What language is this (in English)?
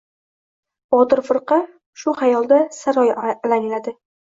Uzbek